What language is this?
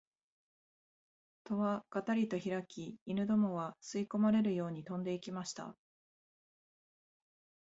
Japanese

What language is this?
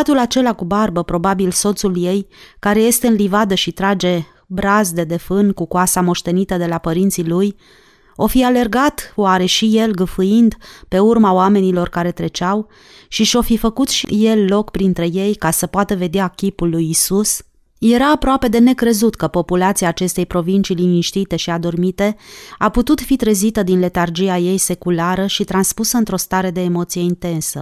Romanian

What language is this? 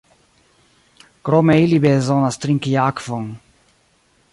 Esperanto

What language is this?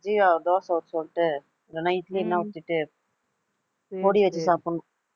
Tamil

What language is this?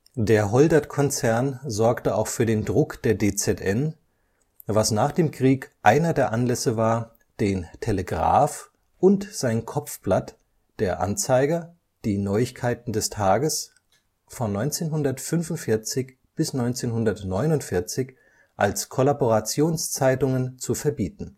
German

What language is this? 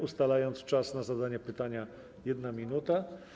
Polish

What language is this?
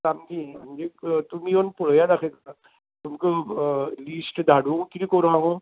Konkani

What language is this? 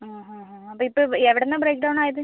Malayalam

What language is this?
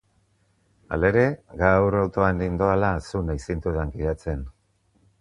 Basque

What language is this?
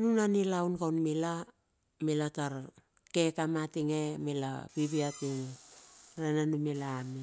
Bilur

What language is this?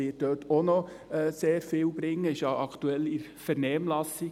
Swiss German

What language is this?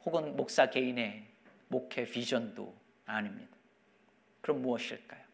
Korean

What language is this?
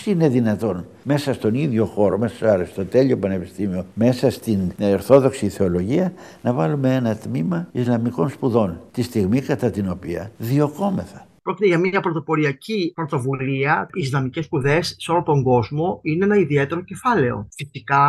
Greek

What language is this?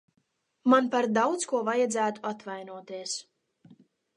Latvian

